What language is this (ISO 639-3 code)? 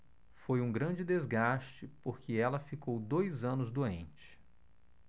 por